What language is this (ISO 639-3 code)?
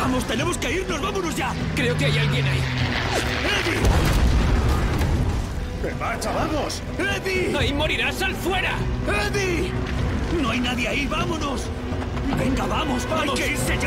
spa